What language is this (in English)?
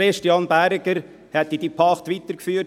Swiss German